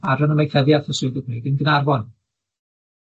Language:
Welsh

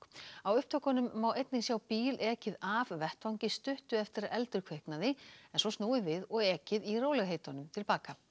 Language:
Icelandic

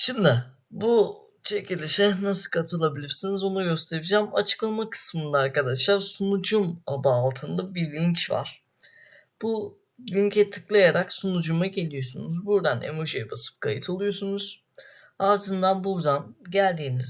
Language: Turkish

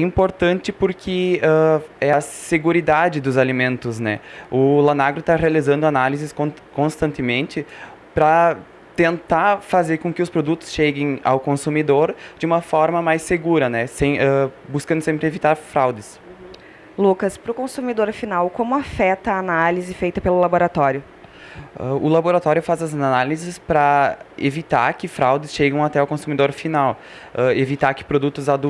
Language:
Portuguese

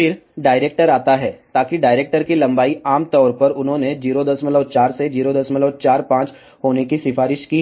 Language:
Hindi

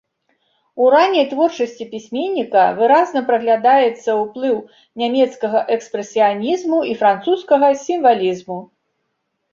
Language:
Belarusian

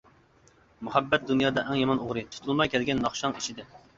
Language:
Uyghur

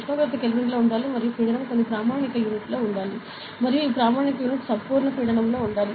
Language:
Telugu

